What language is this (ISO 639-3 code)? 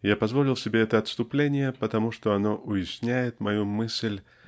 rus